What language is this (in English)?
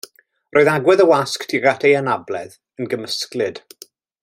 Welsh